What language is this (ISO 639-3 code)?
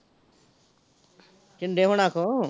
pan